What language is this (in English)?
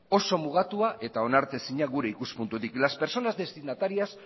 Basque